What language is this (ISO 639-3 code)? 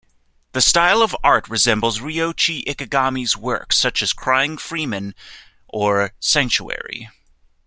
eng